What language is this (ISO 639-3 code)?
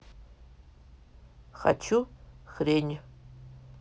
rus